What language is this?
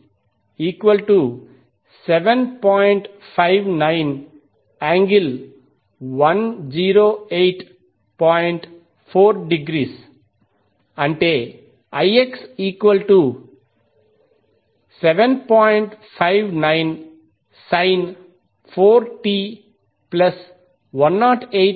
Telugu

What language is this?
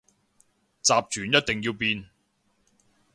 Cantonese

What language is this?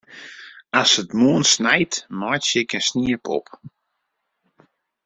Western Frisian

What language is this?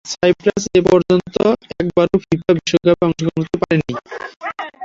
Bangla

